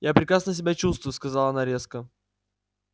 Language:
Russian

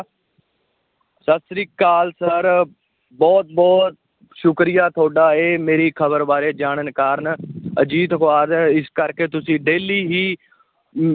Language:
Punjabi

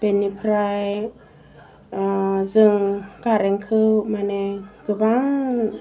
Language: Bodo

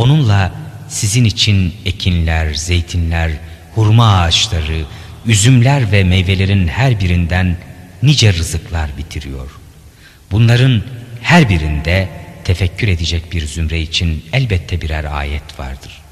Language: Turkish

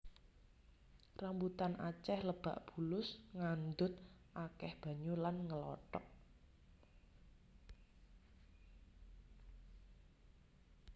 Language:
Javanese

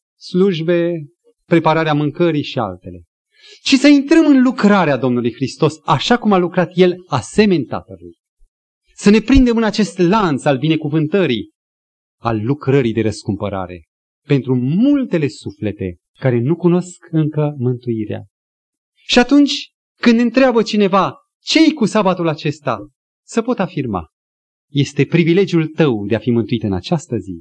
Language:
Romanian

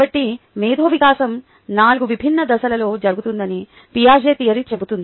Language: Telugu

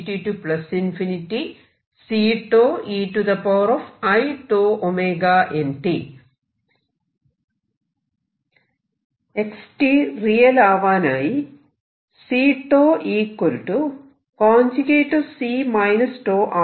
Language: Malayalam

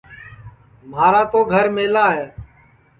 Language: Sansi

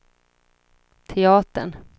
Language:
Swedish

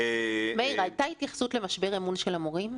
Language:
Hebrew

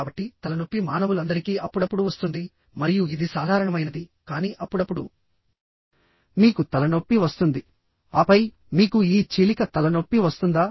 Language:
Telugu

